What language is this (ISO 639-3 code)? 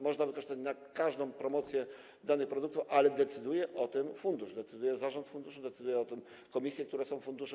pol